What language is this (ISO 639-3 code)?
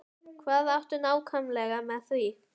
isl